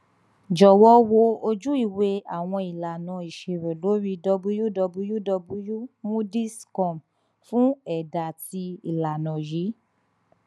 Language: Yoruba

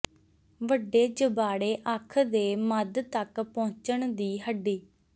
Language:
Punjabi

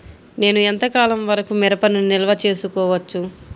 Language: Telugu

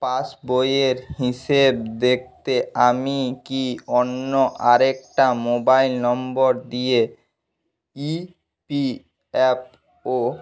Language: Bangla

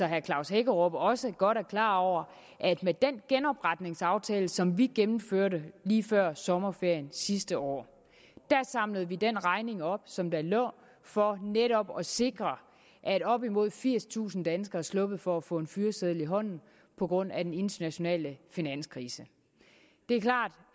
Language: Danish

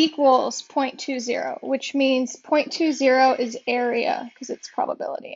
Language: English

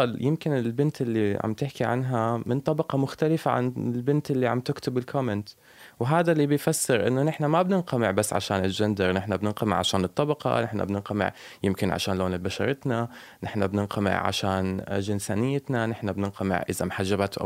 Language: Arabic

